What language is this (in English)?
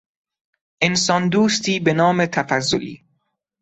Persian